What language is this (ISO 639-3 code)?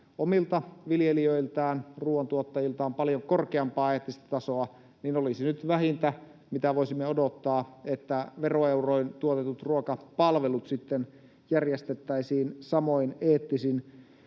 fin